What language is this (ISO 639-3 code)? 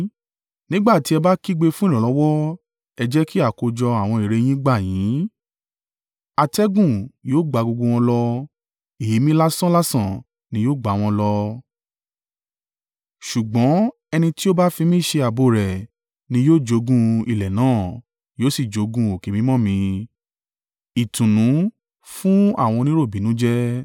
yor